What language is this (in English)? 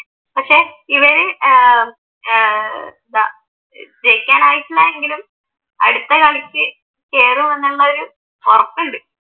Malayalam